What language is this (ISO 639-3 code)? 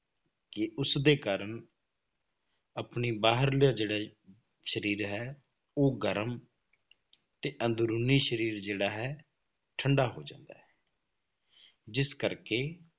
pan